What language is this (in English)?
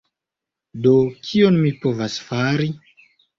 Esperanto